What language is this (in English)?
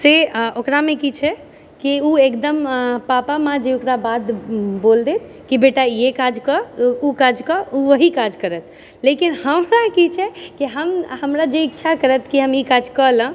Maithili